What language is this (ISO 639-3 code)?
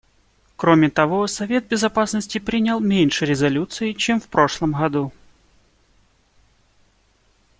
rus